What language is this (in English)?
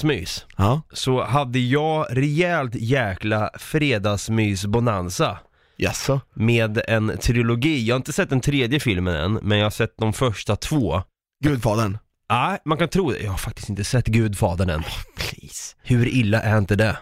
Swedish